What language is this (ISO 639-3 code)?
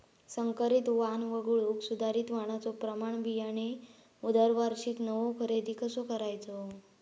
mar